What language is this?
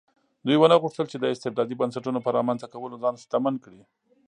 Pashto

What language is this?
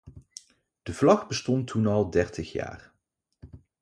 Dutch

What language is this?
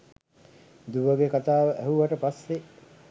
Sinhala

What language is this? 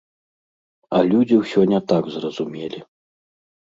Belarusian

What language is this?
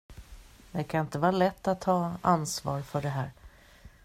Swedish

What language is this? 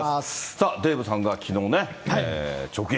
Japanese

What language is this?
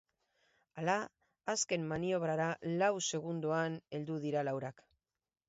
Basque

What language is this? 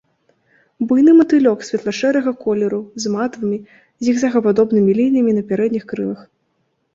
Belarusian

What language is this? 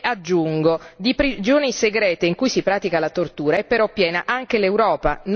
Italian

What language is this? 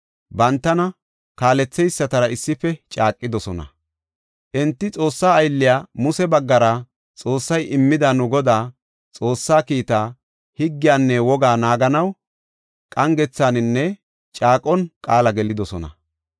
Gofa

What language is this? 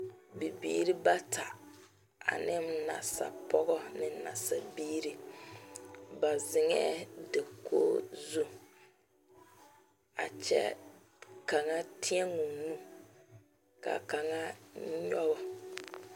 Southern Dagaare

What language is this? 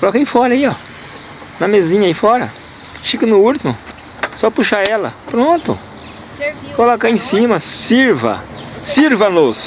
Portuguese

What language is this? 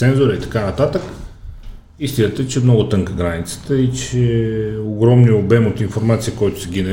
Bulgarian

